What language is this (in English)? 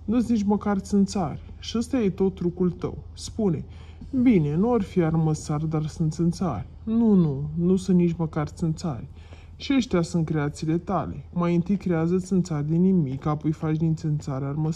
Romanian